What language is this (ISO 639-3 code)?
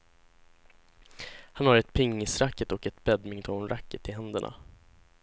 swe